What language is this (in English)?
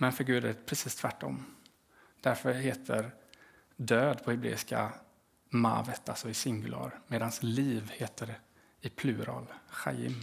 Swedish